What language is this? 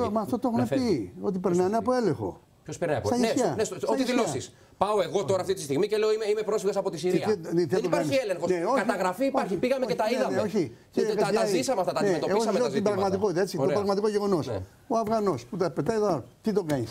Greek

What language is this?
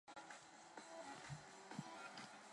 Chinese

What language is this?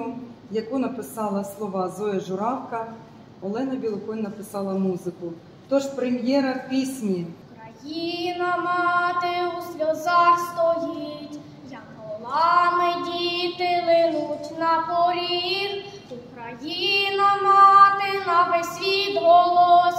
Ukrainian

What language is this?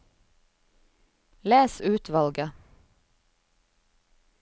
Norwegian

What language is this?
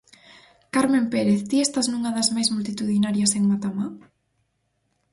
Galician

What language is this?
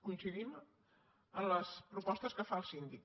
Catalan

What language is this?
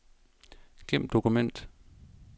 Danish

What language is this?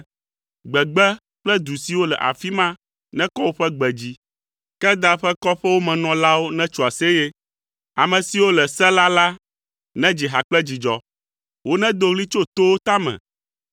Ewe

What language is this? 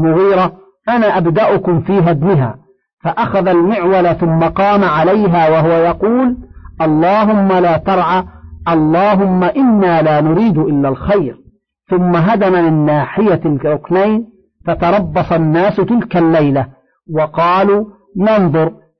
Arabic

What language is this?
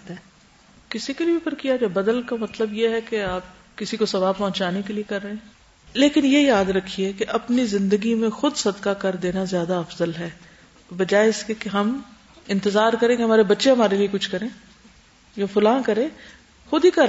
Urdu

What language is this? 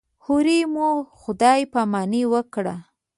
Pashto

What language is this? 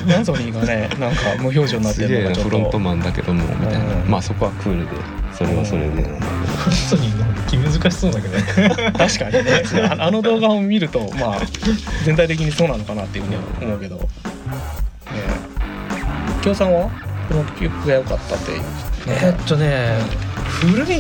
Japanese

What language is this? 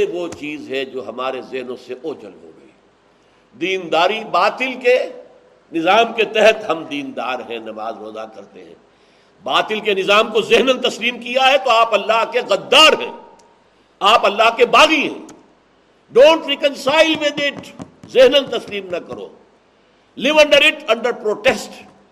Urdu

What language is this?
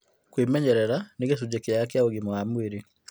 Kikuyu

